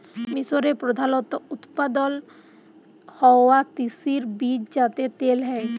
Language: Bangla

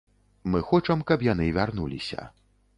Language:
Belarusian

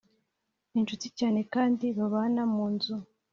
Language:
Kinyarwanda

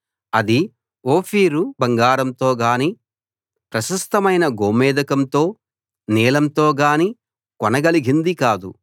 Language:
Telugu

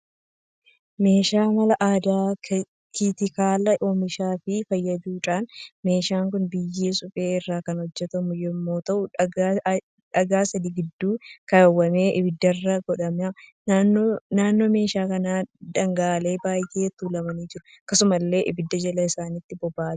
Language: Oromo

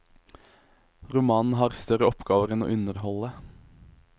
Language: Norwegian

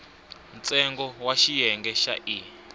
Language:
Tsonga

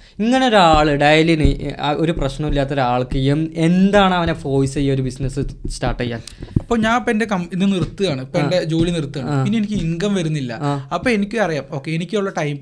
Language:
Malayalam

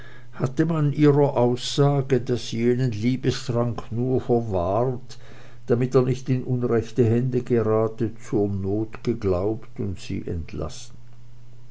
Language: German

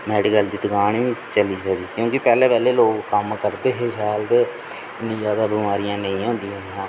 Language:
Dogri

